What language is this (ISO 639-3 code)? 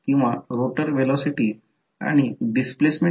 mar